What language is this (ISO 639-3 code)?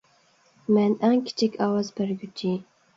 uig